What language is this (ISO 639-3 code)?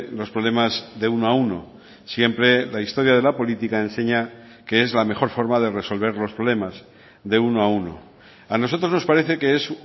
spa